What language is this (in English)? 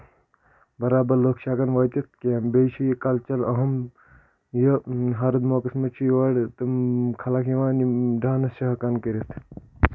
Kashmiri